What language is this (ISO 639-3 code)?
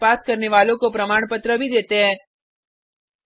hin